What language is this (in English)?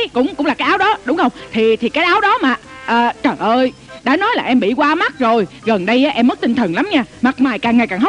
Vietnamese